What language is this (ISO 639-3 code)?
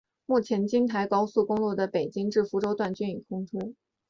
zho